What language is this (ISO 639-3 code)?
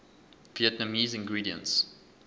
eng